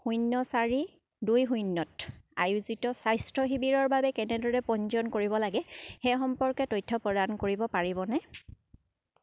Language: Assamese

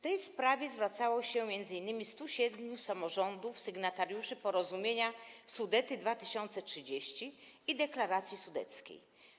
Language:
Polish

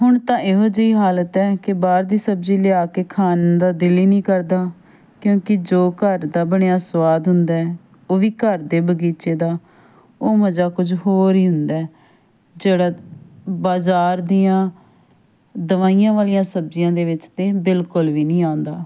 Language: Punjabi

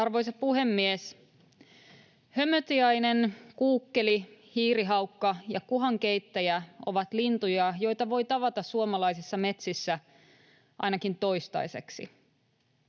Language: Finnish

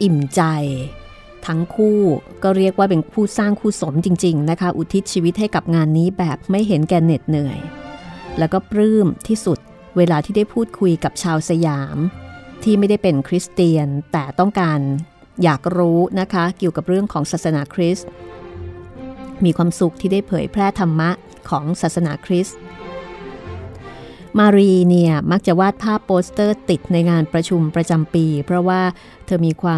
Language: Thai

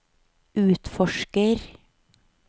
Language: Norwegian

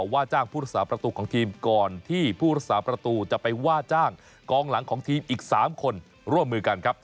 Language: Thai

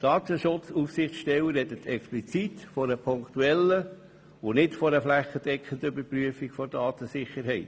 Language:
Swiss German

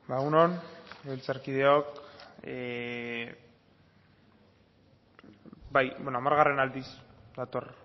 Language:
Basque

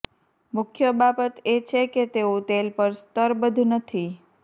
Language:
Gujarati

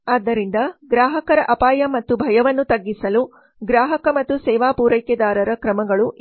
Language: Kannada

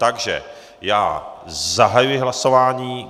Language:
Czech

